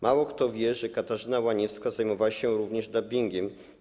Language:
Polish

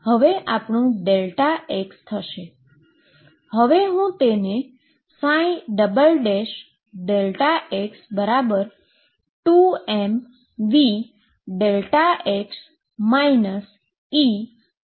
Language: Gujarati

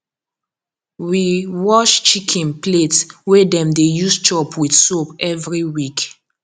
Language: Nigerian Pidgin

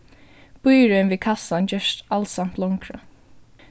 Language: Faroese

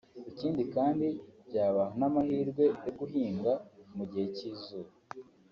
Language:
Kinyarwanda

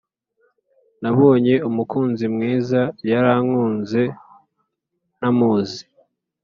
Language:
Kinyarwanda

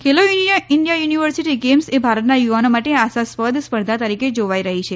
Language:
Gujarati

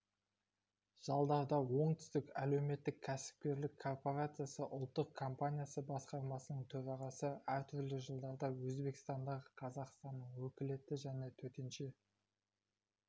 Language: Kazakh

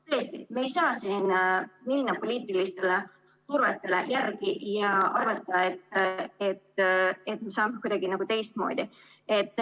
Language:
Estonian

